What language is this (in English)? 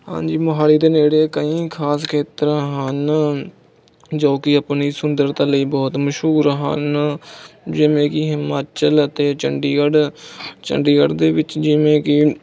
Punjabi